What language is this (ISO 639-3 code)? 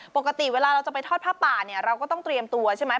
tha